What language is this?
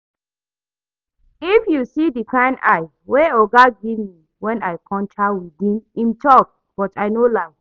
Nigerian Pidgin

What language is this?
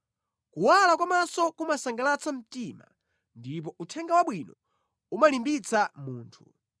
Nyanja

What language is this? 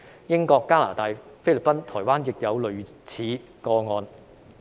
Cantonese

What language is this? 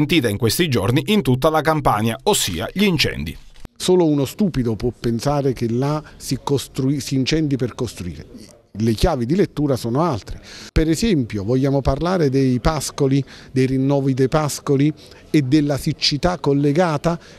Italian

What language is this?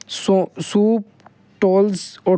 Urdu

